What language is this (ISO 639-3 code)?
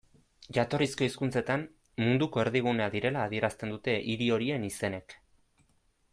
eus